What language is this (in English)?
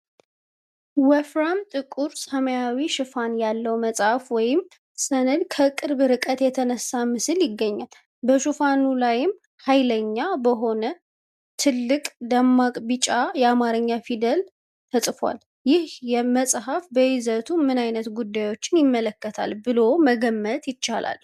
Amharic